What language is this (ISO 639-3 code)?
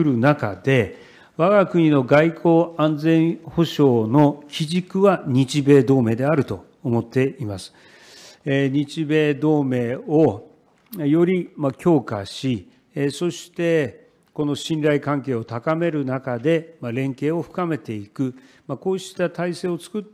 jpn